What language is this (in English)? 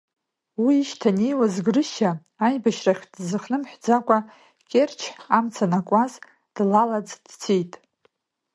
Abkhazian